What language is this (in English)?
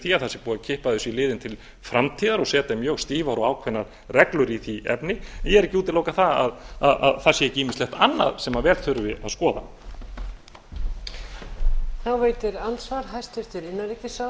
Icelandic